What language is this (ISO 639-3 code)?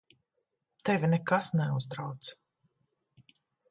lav